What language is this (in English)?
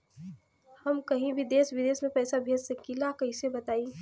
Bhojpuri